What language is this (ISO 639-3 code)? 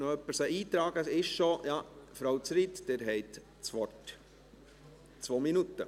gsw